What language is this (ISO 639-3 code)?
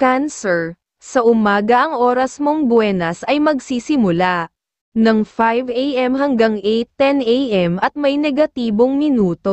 fil